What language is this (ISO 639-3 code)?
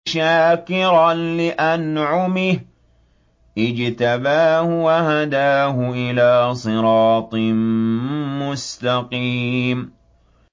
ara